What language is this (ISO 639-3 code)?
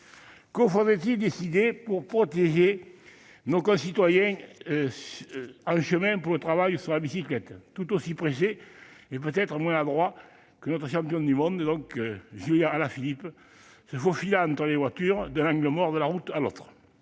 fra